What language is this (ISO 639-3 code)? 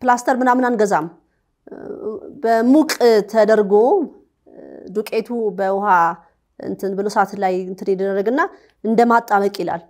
ara